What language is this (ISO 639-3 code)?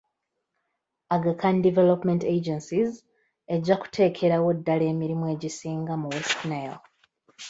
lug